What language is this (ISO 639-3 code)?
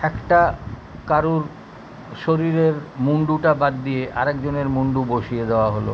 ben